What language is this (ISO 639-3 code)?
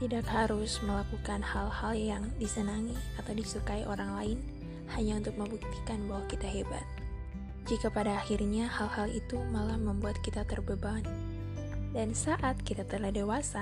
ind